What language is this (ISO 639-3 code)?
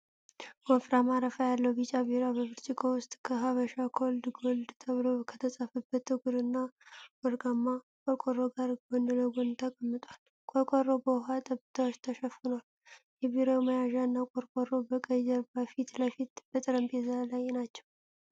amh